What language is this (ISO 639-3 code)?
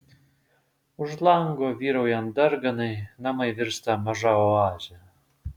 lit